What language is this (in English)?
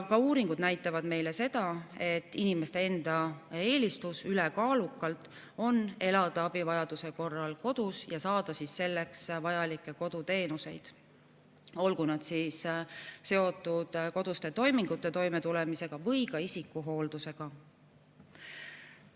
Estonian